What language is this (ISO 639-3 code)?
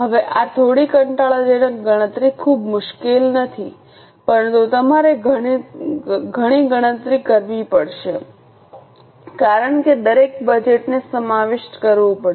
guj